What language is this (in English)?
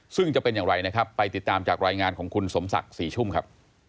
Thai